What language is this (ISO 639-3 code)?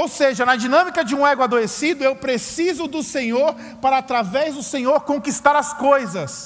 por